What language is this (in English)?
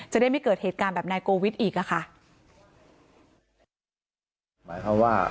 Thai